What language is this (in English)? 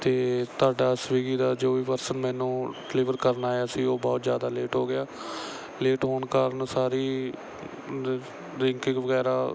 Punjabi